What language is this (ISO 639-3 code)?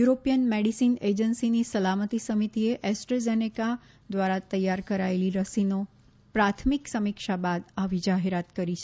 guj